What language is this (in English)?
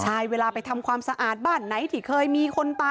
Thai